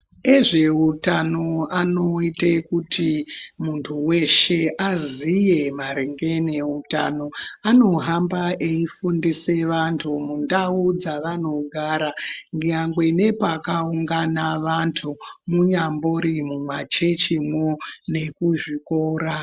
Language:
Ndau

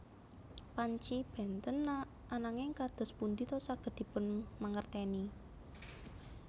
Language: Javanese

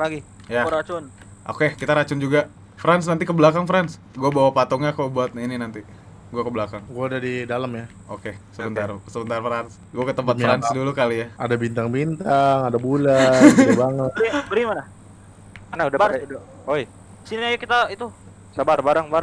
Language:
Indonesian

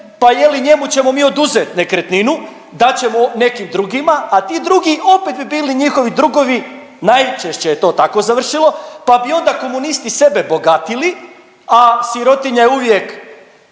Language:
Croatian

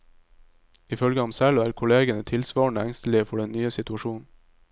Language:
Norwegian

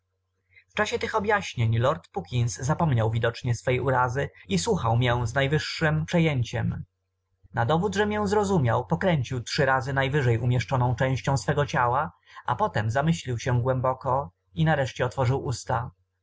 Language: Polish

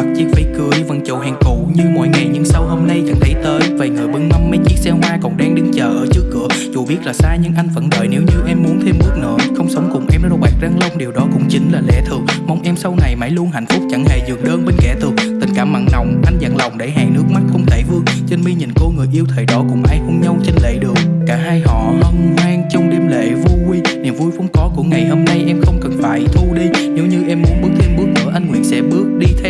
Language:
Vietnamese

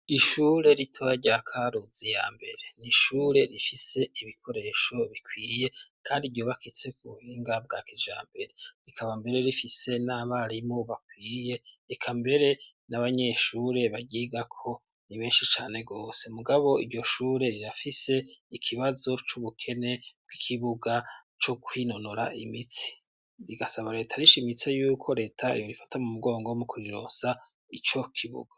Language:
Rundi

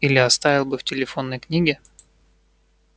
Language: Russian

